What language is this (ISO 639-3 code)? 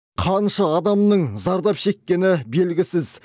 kaz